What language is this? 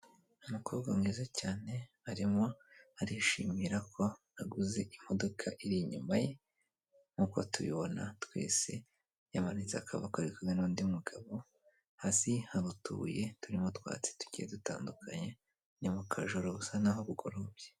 Kinyarwanda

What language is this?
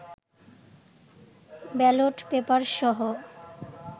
Bangla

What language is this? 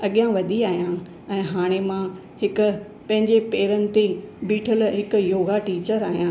Sindhi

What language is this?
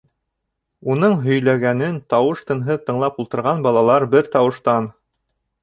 Bashkir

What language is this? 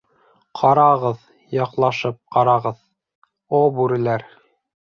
Bashkir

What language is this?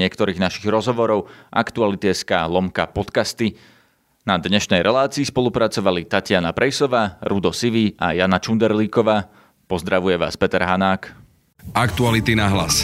Slovak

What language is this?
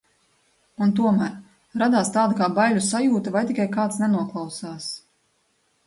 Latvian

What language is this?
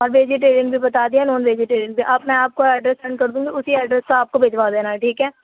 Urdu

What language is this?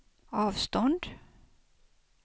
Swedish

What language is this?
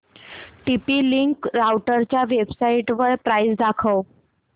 Marathi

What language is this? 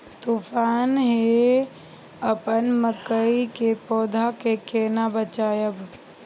Maithili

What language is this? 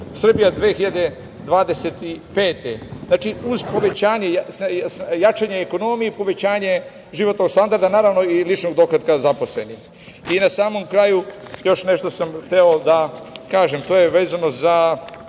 Serbian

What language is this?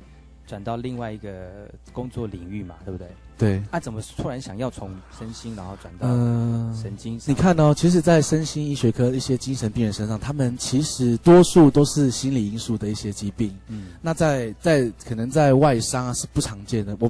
Chinese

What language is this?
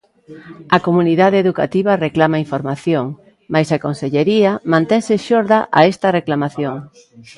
Galician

